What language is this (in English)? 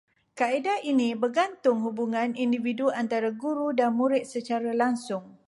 Malay